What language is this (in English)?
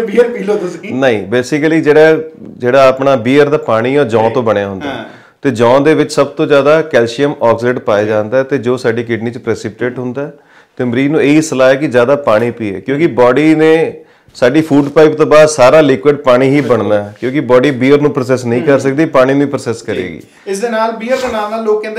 Hindi